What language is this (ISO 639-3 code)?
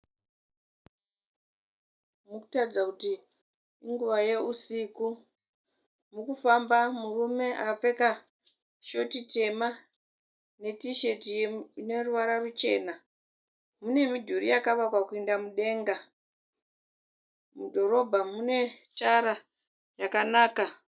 sna